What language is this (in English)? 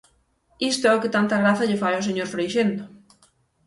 Galician